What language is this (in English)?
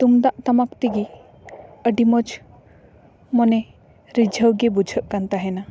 Santali